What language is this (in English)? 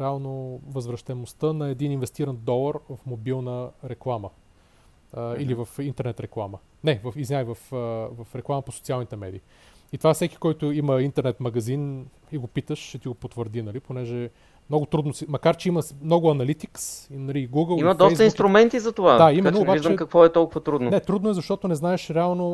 Bulgarian